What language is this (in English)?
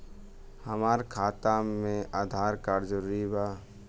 Bhojpuri